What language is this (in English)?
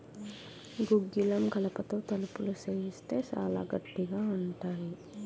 Telugu